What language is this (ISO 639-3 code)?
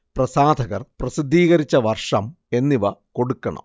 mal